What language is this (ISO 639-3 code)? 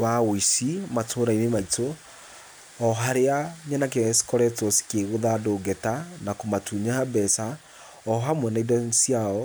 kik